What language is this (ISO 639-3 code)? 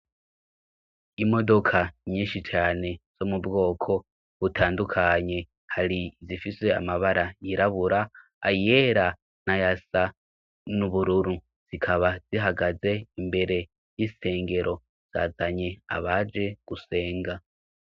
run